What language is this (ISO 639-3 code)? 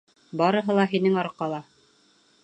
bak